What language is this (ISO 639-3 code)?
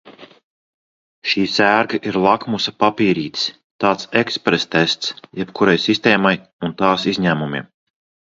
lav